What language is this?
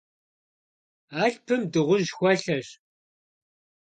Kabardian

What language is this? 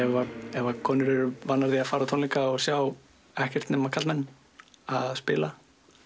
Icelandic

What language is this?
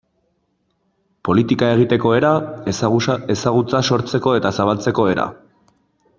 Basque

